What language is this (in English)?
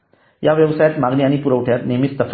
Marathi